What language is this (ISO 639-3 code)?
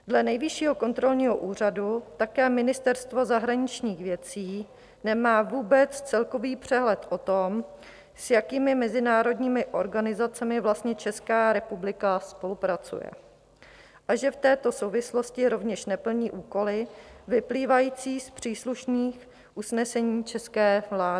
ces